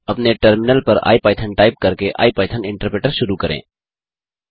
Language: Hindi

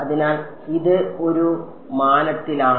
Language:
Malayalam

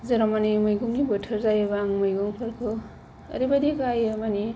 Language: Bodo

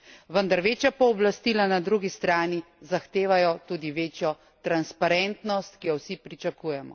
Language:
Slovenian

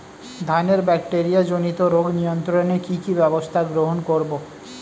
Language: Bangla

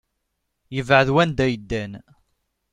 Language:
Kabyle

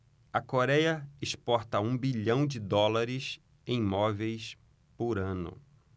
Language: Portuguese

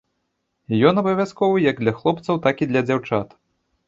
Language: Belarusian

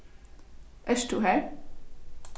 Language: Faroese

